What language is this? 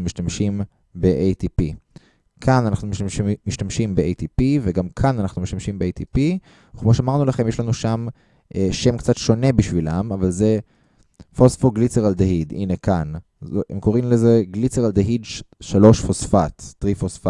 Hebrew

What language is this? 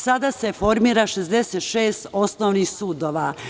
Serbian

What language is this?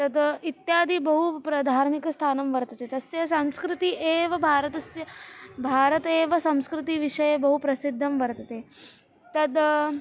Sanskrit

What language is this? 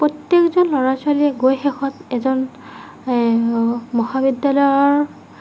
Assamese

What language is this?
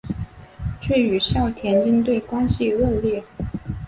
Chinese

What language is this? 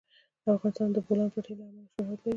Pashto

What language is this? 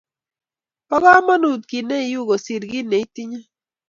Kalenjin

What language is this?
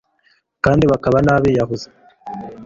Kinyarwanda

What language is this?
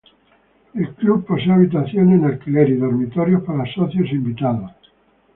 Spanish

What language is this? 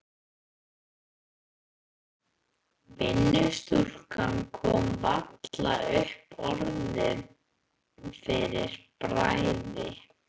Icelandic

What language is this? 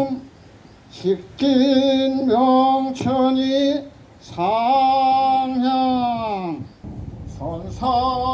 Korean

